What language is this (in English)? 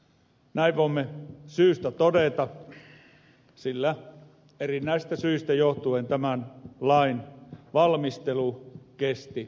Finnish